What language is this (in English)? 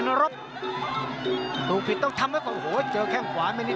Thai